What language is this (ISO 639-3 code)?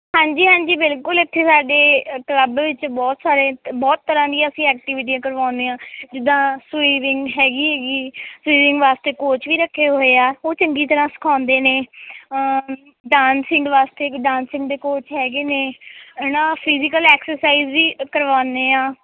pan